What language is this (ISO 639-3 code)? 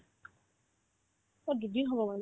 asm